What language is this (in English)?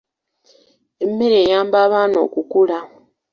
Ganda